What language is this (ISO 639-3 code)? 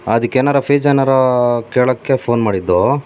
kan